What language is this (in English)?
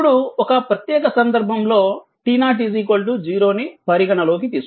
Telugu